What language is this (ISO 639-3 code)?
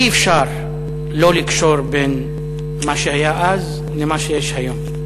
heb